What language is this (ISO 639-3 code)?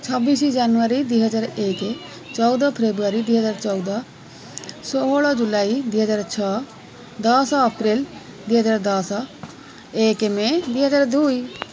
ori